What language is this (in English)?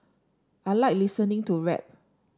English